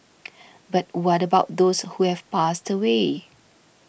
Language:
English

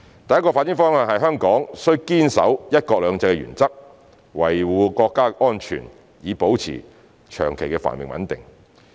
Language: Cantonese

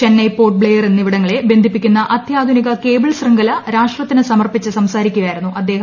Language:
Malayalam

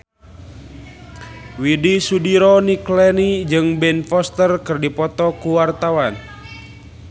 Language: Sundanese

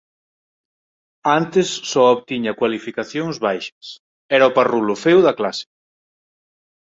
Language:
Galician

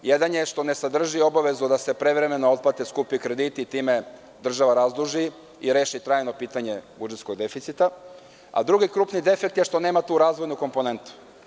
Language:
Serbian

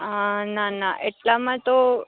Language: Gujarati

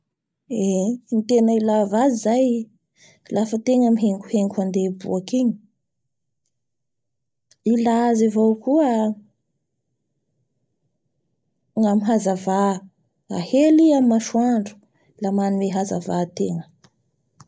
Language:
Bara Malagasy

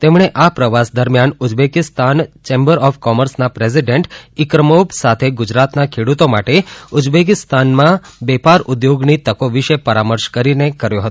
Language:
Gujarati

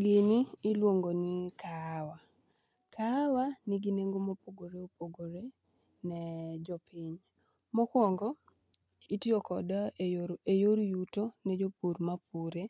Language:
Luo (Kenya and Tanzania)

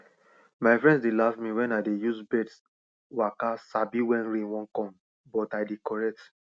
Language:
Nigerian Pidgin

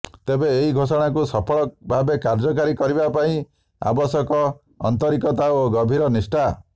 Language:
Odia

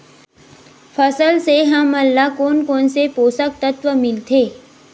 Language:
Chhattisgarhi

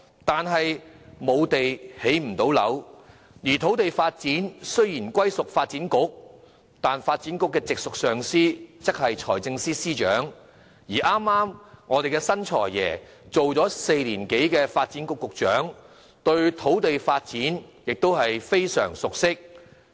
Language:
Cantonese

